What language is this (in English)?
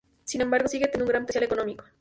Spanish